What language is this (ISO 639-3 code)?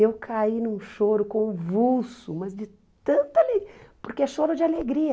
por